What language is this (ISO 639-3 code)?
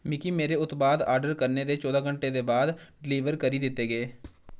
doi